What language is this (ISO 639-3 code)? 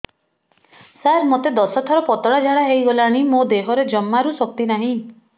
ori